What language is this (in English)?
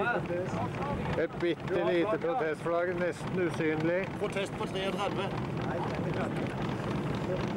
Norwegian